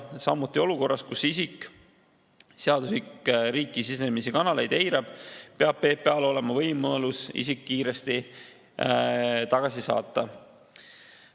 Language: Estonian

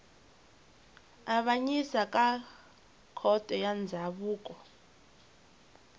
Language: Tsonga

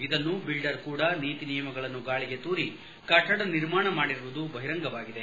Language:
Kannada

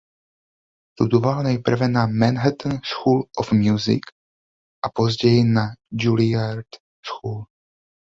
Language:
Czech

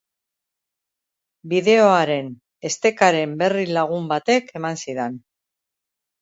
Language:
Basque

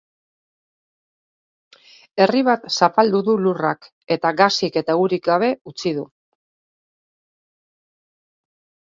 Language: Basque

